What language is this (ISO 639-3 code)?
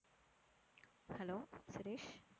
tam